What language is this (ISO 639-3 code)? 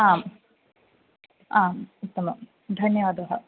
san